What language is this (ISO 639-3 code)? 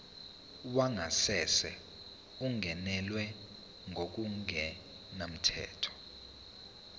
zul